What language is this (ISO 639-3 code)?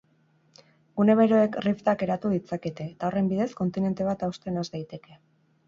eus